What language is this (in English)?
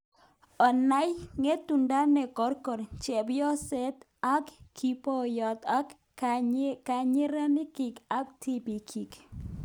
Kalenjin